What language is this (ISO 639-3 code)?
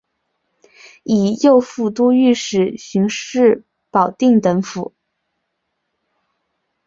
zho